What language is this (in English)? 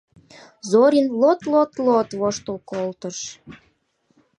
Mari